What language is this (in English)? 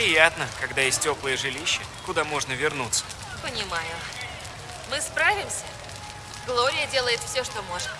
Russian